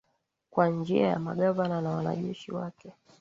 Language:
Swahili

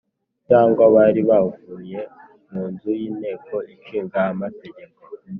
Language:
Kinyarwanda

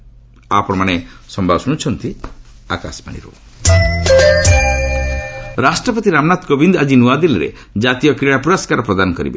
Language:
Odia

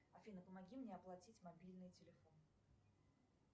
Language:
Russian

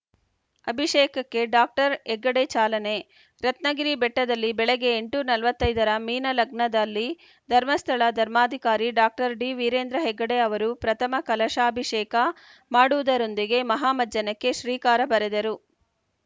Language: Kannada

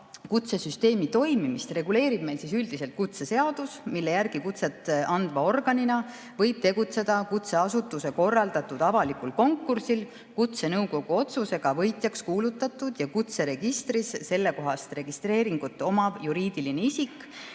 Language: Estonian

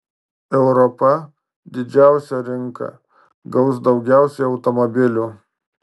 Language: Lithuanian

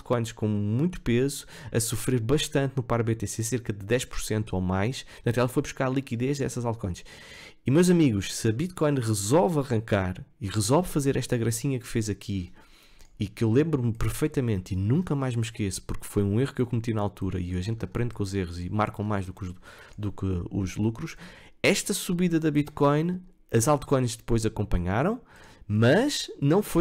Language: Portuguese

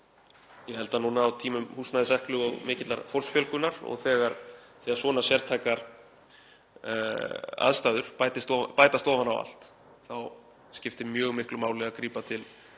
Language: Icelandic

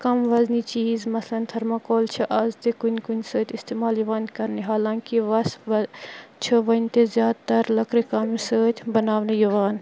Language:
Kashmiri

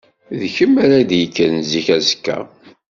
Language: Kabyle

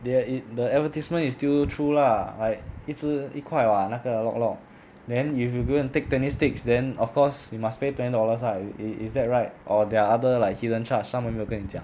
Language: English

